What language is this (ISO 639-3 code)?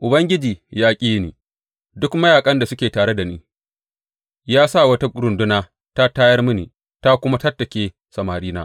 hau